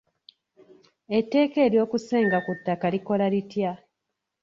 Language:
Ganda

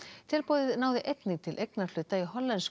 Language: Icelandic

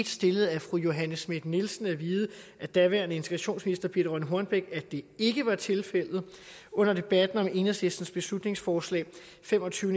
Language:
Danish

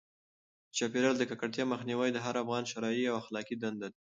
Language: Pashto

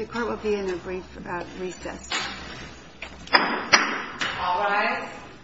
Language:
English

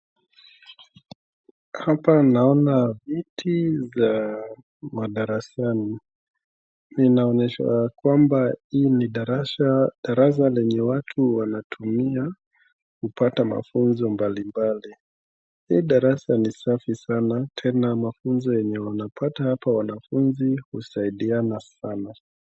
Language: Swahili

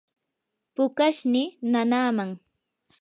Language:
Yanahuanca Pasco Quechua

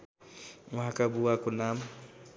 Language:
Nepali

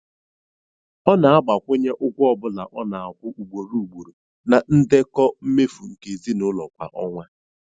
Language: Igbo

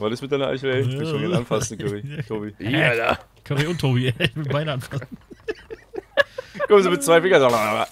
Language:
German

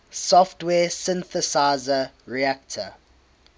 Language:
English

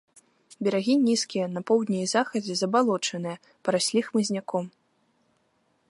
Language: Belarusian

